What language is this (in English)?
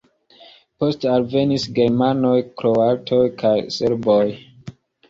Esperanto